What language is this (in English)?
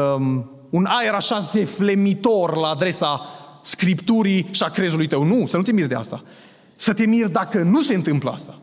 Romanian